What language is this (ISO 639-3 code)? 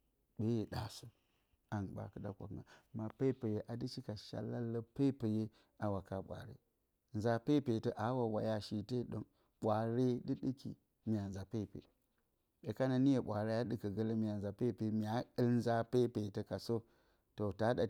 bcy